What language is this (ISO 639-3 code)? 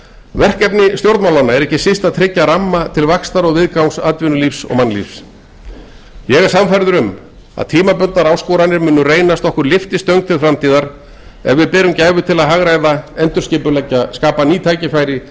isl